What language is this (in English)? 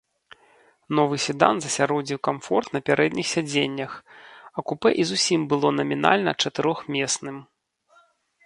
Belarusian